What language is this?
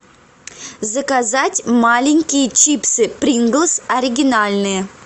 Russian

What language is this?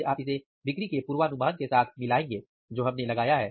Hindi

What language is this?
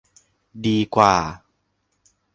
Thai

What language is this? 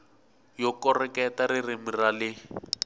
Tsonga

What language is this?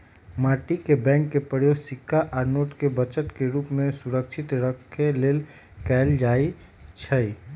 Magahi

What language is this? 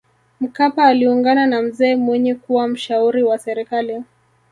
Swahili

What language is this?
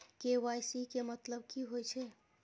Maithili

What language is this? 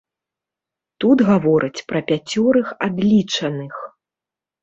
Belarusian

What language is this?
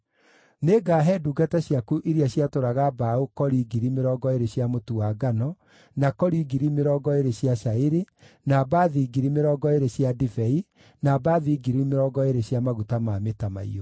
Kikuyu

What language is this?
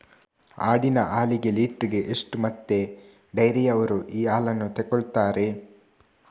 Kannada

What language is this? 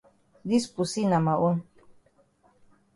Cameroon Pidgin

